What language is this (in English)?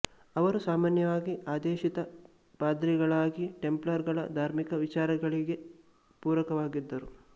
Kannada